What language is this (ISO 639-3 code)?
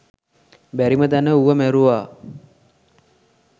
sin